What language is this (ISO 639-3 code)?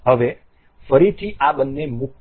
guj